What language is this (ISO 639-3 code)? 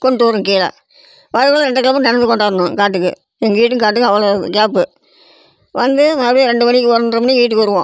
tam